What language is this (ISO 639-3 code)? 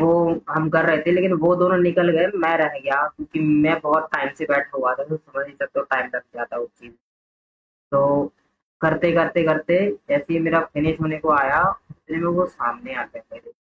hin